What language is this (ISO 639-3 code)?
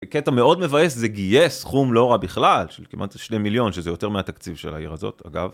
heb